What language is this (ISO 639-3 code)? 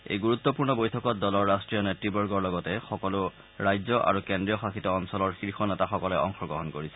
asm